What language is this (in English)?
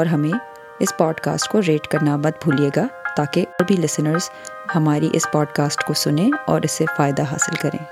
Urdu